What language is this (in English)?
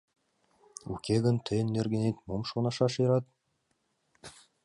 Mari